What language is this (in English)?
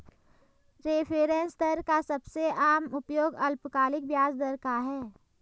Hindi